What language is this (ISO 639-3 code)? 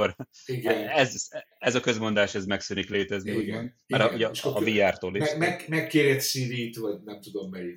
hun